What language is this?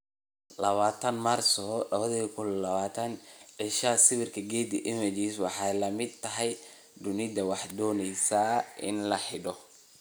Somali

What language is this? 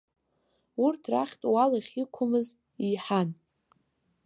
Abkhazian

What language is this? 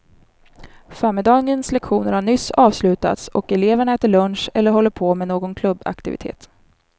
Swedish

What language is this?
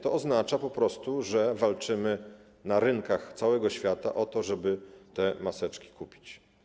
Polish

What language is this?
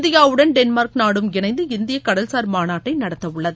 Tamil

